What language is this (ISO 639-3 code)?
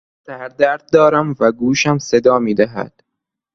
fas